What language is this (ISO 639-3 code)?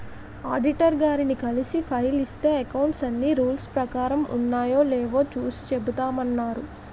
tel